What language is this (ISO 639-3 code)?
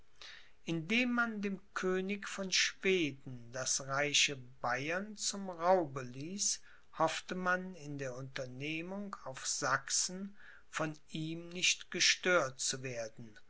deu